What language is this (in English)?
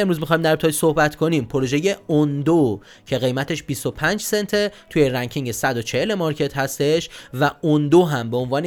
Persian